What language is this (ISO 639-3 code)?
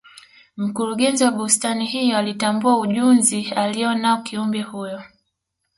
swa